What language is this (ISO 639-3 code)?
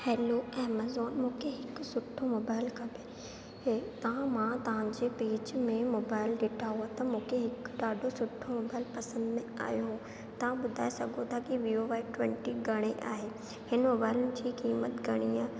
snd